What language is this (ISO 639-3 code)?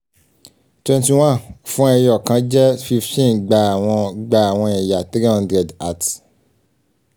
yor